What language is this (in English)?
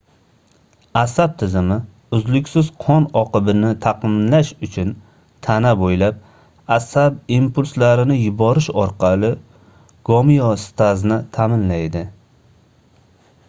Uzbek